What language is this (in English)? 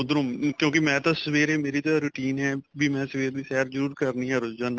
Punjabi